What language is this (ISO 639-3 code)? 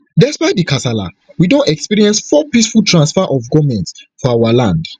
pcm